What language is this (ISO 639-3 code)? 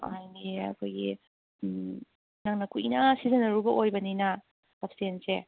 mni